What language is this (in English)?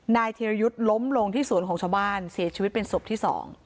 Thai